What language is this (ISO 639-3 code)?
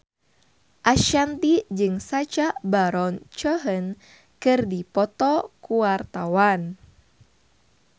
sun